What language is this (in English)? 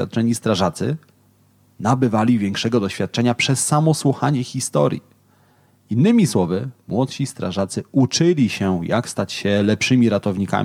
Polish